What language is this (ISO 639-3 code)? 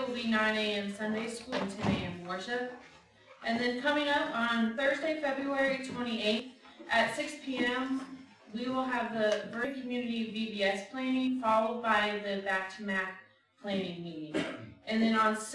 eng